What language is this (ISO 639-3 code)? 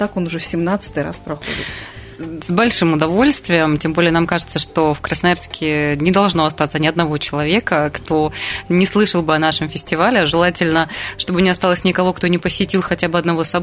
rus